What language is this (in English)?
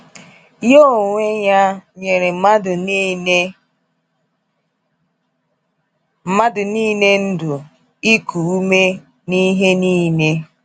Igbo